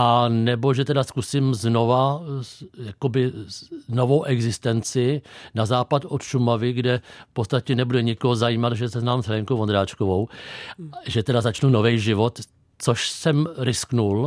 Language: Czech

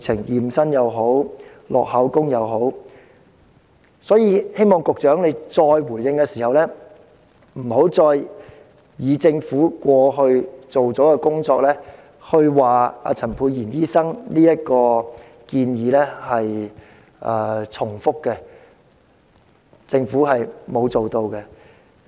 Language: Cantonese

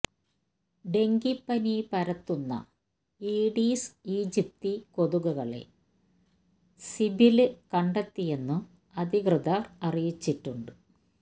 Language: Malayalam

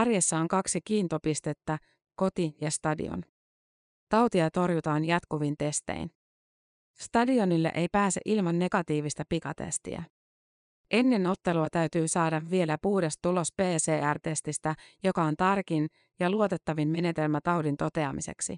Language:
Finnish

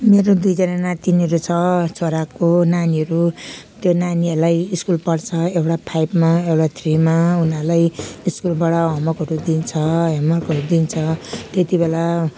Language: Nepali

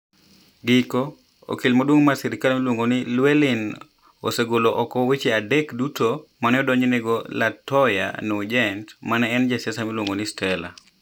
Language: Luo (Kenya and Tanzania)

